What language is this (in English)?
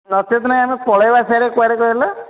Odia